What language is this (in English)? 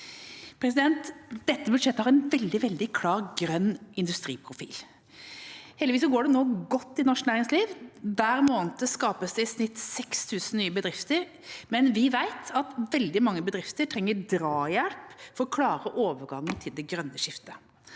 Norwegian